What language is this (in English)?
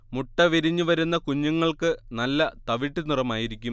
Malayalam